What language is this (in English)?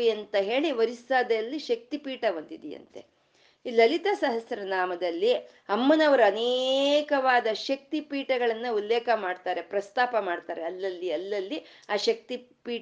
Kannada